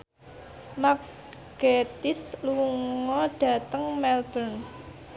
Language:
Javanese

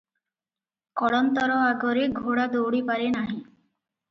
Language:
Odia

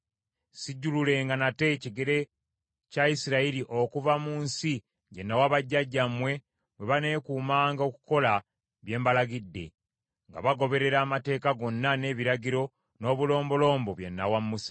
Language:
Ganda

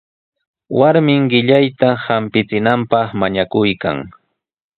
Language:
Sihuas Ancash Quechua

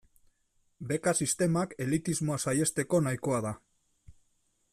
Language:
Basque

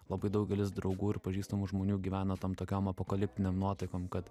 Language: Lithuanian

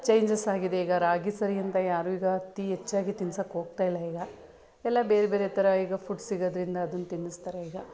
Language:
Kannada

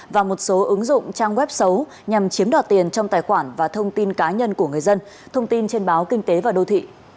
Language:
Vietnamese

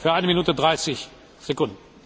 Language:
Hungarian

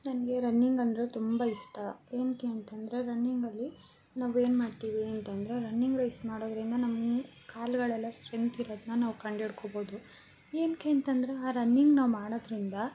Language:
Kannada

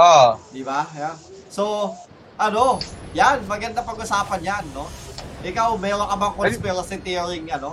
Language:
Filipino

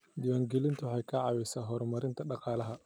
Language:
Somali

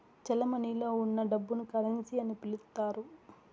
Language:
Telugu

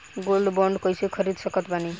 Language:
Bhojpuri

